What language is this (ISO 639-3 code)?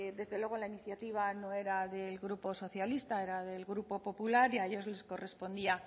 spa